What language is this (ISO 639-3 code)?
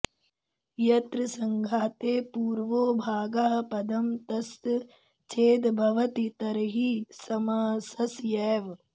san